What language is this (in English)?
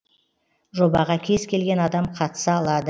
Kazakh